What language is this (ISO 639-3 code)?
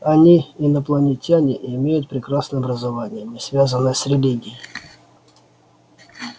rus